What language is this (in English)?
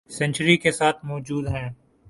Urdu